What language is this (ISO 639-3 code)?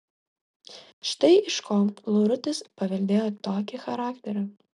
lit